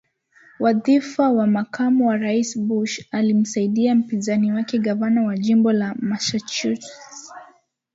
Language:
Swahili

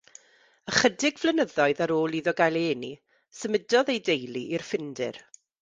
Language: Welsh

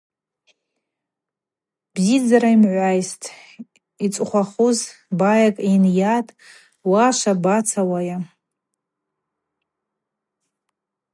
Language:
Abaza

